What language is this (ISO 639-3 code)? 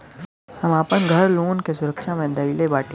bho